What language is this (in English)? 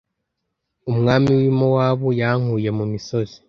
Kinyarwanda